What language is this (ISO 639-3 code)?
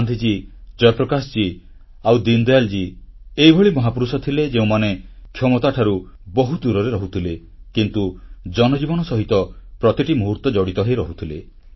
ori